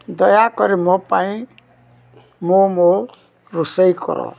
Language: Odia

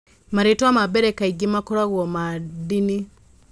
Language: Kikuyu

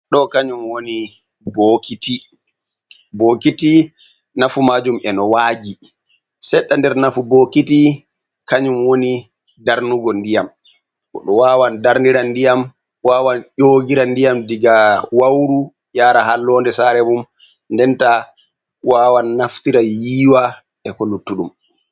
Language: Fula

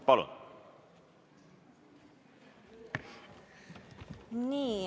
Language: Estonian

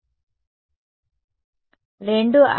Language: Telugu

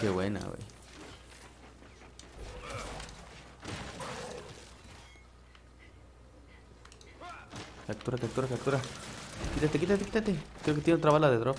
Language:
Spanish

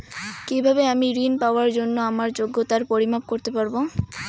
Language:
Bangla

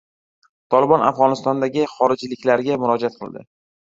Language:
Uzbek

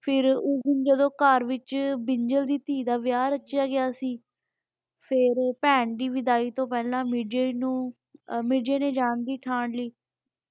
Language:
Punjabi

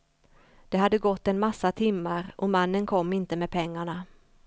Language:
Swedish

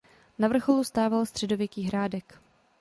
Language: Czech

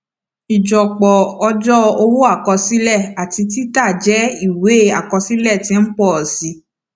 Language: Yoruba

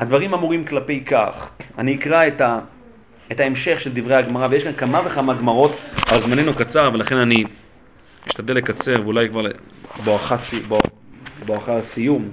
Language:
Hebrew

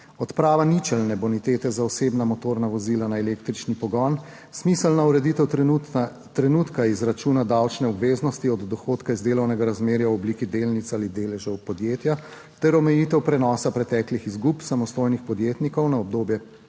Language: Slovenian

